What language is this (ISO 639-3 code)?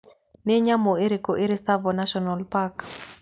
kik